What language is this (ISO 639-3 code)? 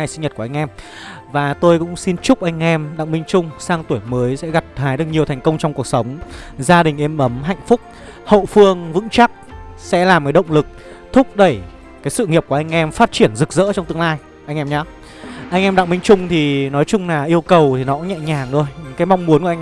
vie